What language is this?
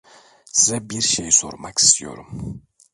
Turkish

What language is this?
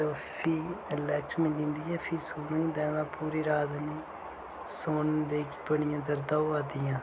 Dogri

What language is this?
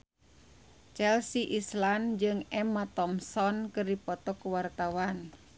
Sundanese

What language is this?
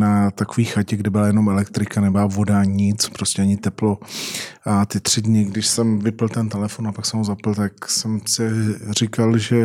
Czech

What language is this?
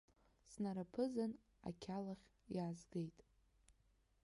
Abkhazian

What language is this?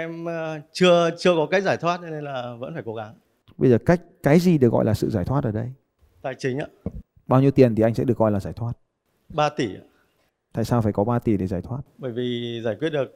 Vietnamese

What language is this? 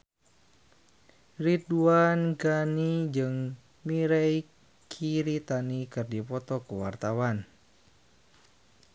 Sundanese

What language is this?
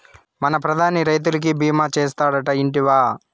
Telugu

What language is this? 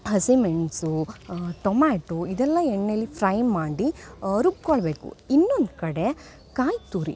Kannada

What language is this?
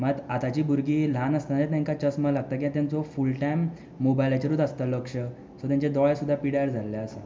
Konkani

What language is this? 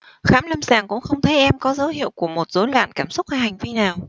Vietnamese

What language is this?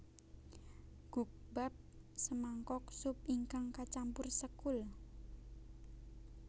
Javanese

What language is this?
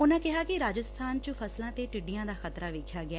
Punjabi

